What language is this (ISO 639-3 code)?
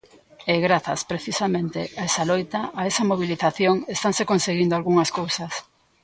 glg